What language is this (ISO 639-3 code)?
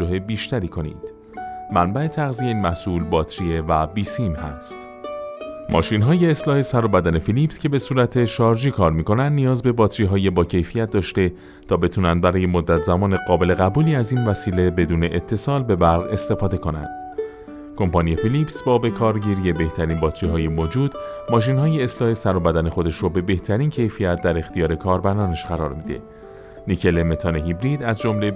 fas